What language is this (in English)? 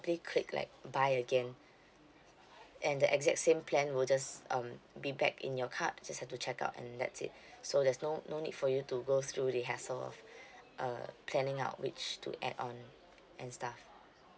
English